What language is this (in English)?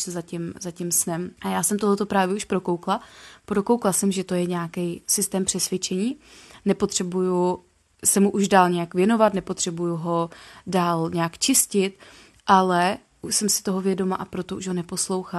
Czech